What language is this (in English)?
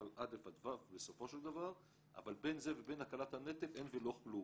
Hebrew